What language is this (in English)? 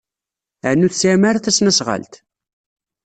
Kabyle